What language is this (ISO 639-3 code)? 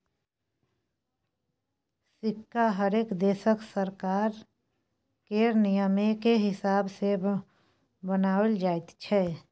mai